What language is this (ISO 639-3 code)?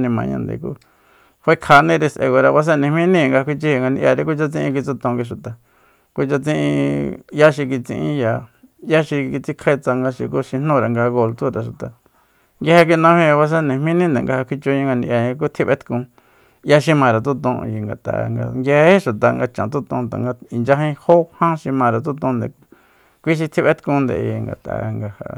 vmp